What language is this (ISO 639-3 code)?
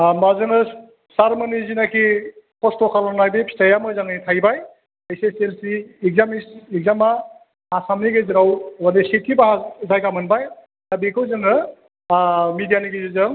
brx